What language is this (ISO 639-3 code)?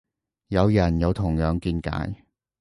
yue